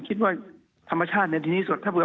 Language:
Thai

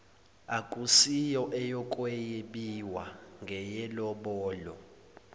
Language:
Zulu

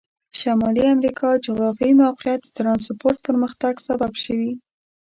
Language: Pashto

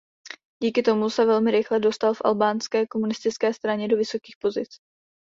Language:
Czech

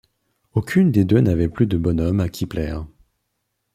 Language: French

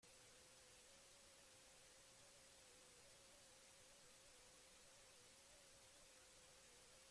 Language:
Basque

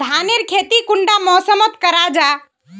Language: Magahi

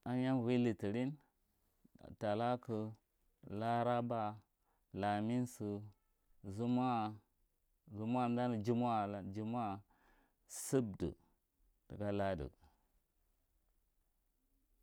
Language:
Marghi Central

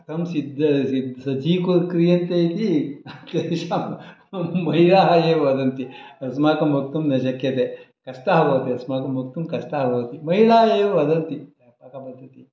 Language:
Sanskrit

